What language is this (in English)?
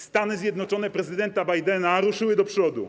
Polish